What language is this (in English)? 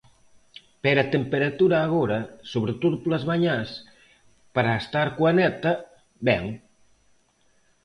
Galician